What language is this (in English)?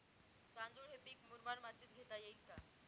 Marathi